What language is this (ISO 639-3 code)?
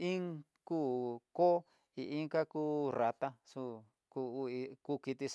mtx